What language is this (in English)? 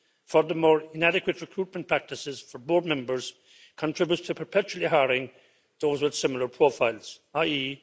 English